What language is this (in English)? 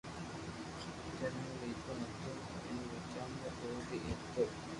Loarki